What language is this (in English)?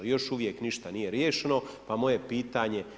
Croatian